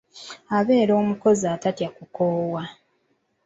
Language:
Ganda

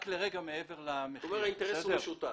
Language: Hebrew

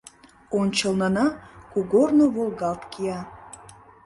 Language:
Mari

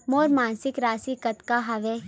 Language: Chhattisgarhi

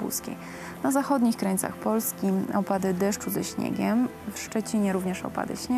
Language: Polish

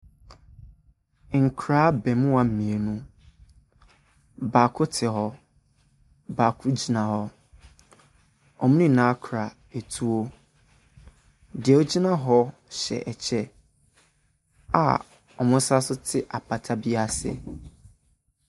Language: Akan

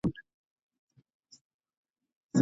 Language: Pashto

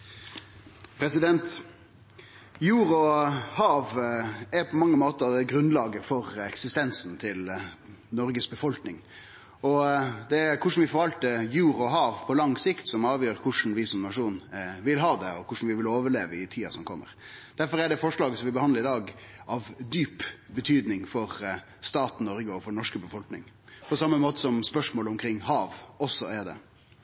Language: Norwegian Nynorsk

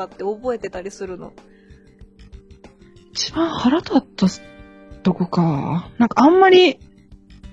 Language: Japanese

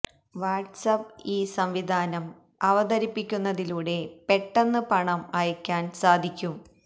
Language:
Malayalam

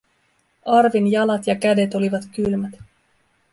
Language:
Finnish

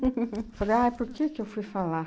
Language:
Portuguese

